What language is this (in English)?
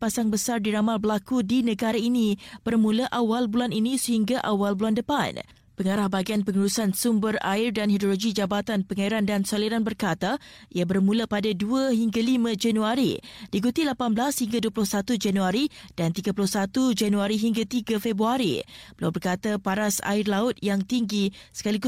Malay